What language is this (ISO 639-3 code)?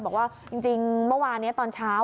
tha